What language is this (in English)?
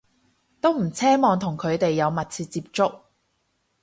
Cantonese